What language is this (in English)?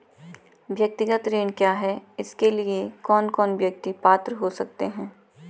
Hindi